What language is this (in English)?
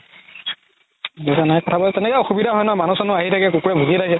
Assamese